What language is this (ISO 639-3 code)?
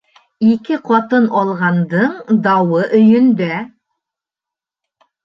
bak